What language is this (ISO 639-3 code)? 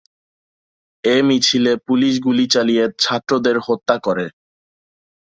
ben